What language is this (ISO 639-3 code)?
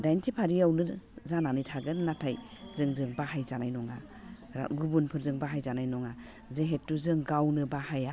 brx